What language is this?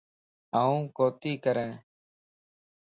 Lasi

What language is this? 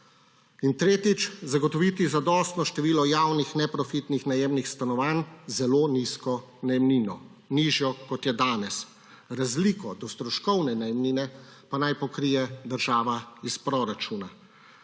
Slovenian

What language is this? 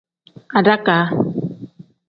Tem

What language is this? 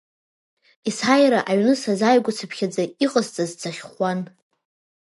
Abkhazian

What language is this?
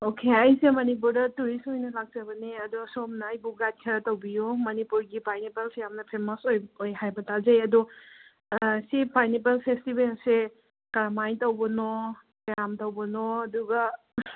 Manipuri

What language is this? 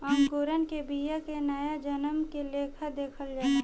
Bhojpuri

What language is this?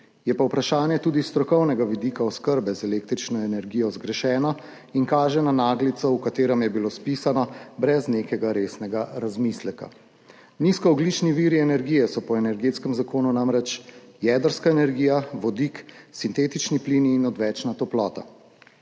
Slovenian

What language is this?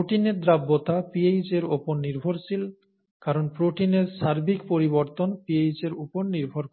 Bangla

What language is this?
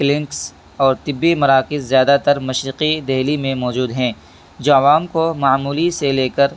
Urdu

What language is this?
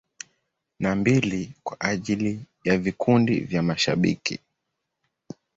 Swahili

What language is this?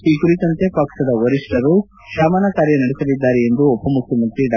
Kannada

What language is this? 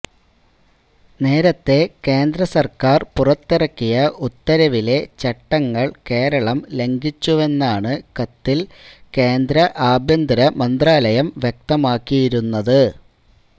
Malayalam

